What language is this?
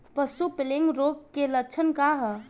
Bhojpuri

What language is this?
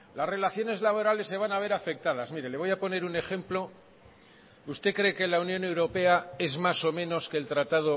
Spanish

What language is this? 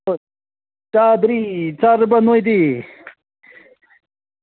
Manipuri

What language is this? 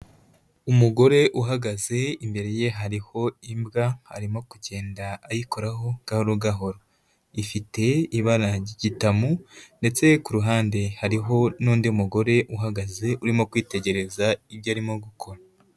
Kinyarwanda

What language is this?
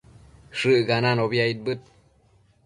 Matsés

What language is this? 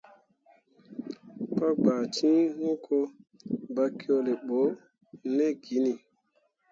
Mundang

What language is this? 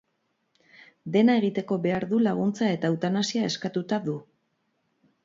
Basque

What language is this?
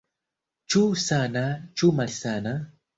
Esperanto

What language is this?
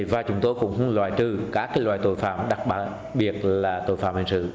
Vietnamese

